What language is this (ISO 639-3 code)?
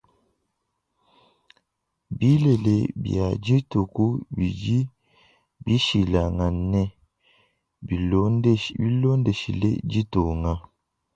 lua